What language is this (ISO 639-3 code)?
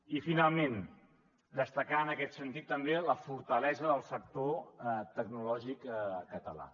cat